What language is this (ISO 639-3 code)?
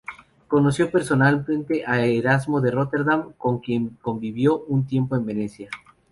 spa